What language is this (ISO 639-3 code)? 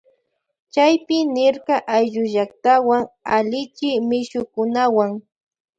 qvj